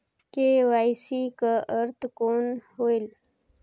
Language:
Chhattisgarhi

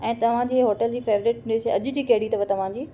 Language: Sindhi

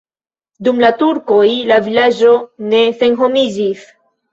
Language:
Esperanto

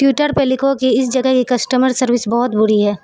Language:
Urdu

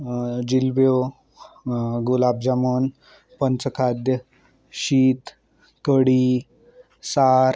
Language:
Konkani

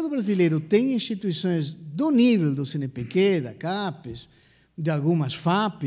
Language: Portuguese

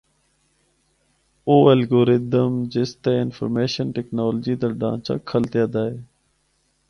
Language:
Northern Hindko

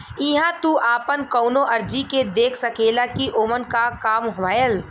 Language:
Bhojpuri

